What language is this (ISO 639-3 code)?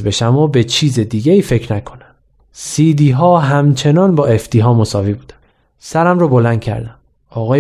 fas